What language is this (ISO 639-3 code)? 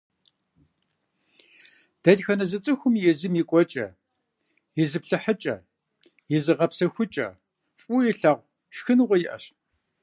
kbd